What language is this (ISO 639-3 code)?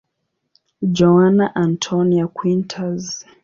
swa